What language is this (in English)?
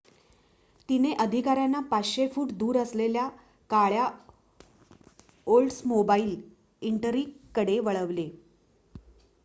Marathi